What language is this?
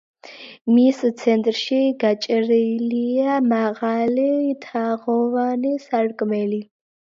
Georgian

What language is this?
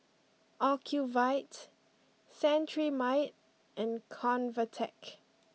English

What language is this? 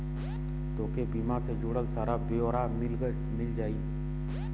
Bhojpuri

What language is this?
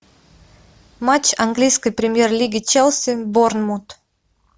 Russian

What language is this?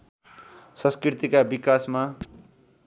Nepali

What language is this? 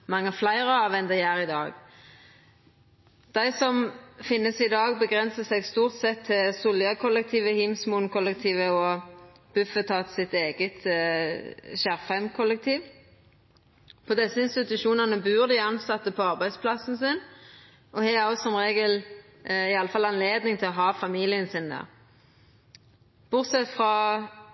Norwegian Nynorsk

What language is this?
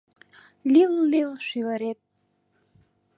Mari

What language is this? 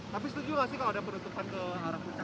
Indonesian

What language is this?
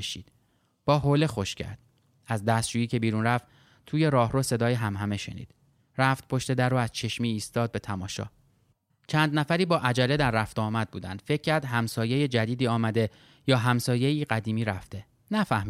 Persian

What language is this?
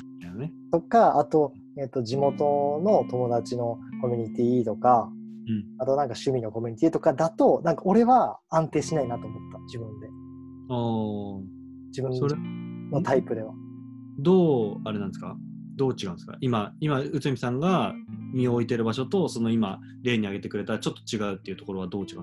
Japanese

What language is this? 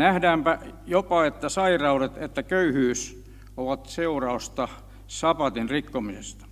Finnish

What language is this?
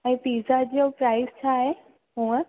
Sindhi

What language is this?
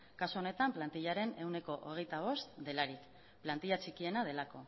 Basque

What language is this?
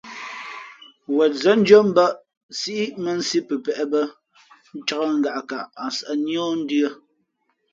Fe'fe'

